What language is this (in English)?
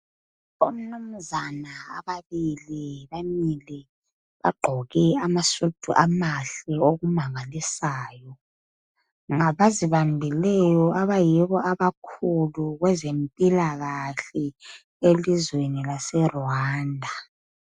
North Ndebele